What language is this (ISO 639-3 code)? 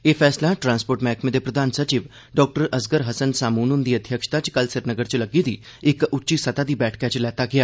doi